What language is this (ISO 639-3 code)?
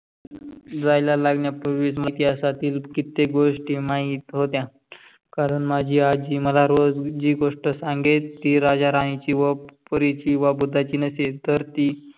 mar